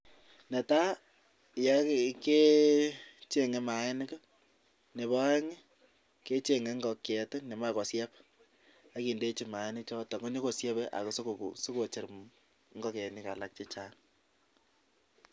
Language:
Kalenjin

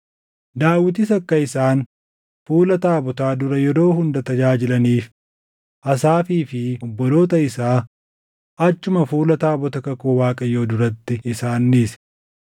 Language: Oromo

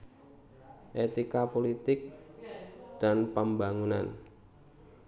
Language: Javanese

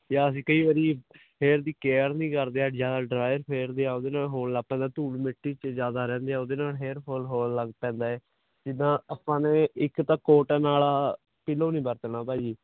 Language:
Punjabi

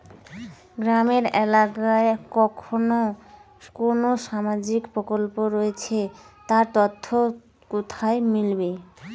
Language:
Bangla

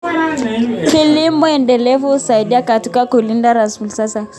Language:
Kalenjin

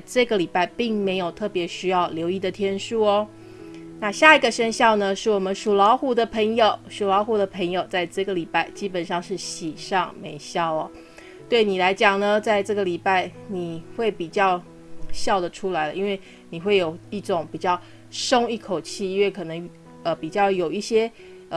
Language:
Chinese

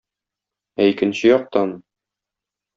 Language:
Tatar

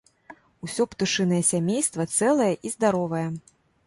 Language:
Belarusian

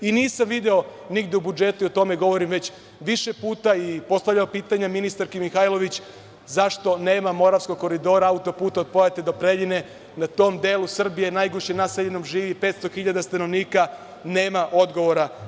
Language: Serbian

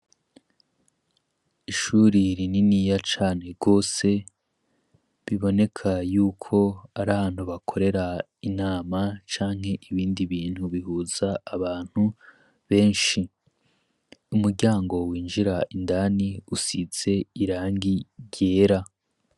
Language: Rundi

